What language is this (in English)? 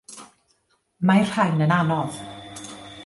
Welsh